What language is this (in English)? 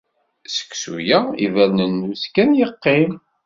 Kabyle